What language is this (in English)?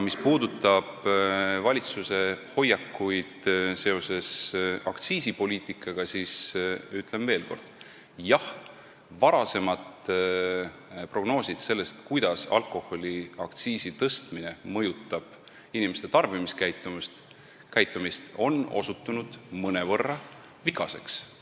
Estonian